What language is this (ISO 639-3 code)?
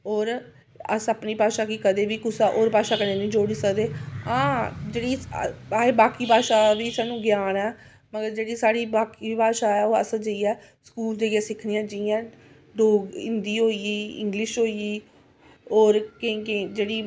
doi